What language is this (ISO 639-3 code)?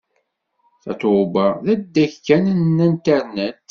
kab